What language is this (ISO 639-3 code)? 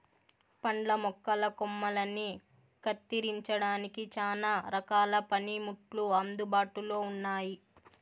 tel